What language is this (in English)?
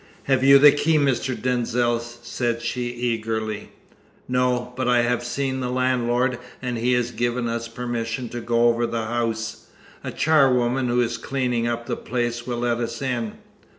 English